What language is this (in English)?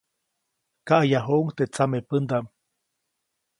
Copainalá Zoque